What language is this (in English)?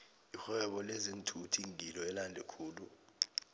South Ndebele